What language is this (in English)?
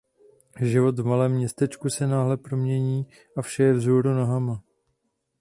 Czech